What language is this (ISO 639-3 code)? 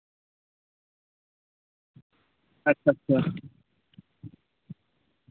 sat